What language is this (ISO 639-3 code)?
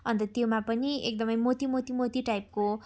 nep